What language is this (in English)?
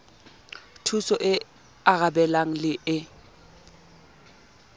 Southern Sotho